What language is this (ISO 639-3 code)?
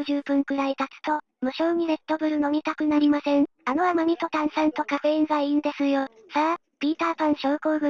jpn